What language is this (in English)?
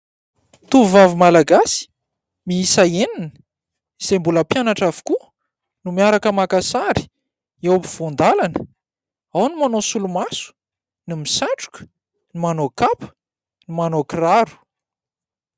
Malagasy